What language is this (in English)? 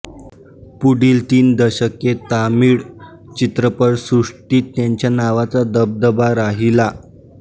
Marathi